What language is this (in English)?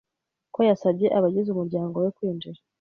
Kinyarwanda